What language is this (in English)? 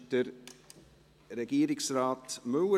Swiss German